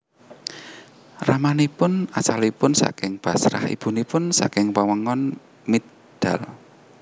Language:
Javanese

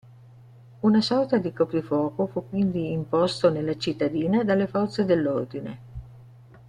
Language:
Italian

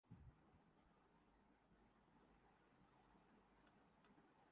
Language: Urdu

